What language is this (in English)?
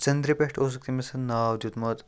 Kashmiri